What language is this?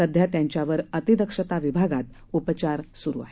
Marathi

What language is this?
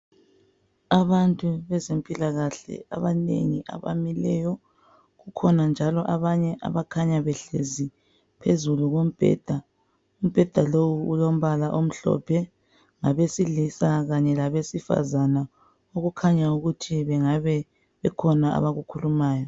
North Ndebele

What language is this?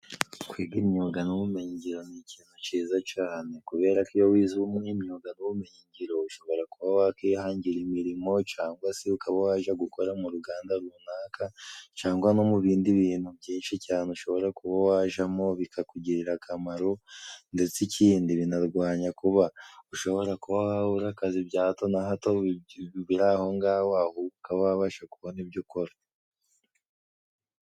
Kinyarwanda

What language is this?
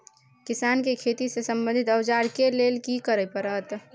Maithili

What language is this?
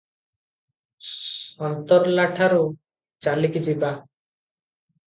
Odia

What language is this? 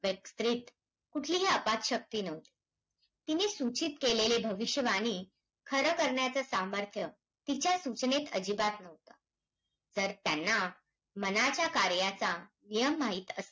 Marathi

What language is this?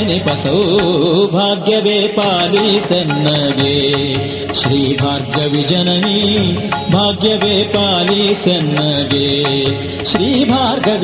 Kannada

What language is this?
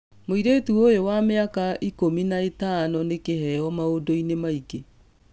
Kikuyu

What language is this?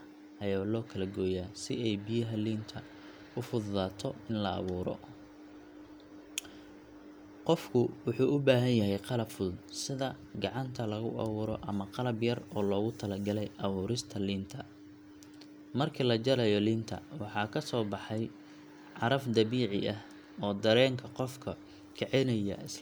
Somali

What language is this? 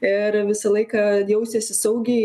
Lithuanian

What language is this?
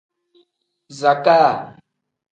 Tem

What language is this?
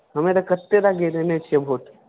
Maithili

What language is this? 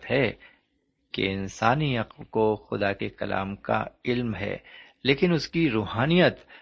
Urdu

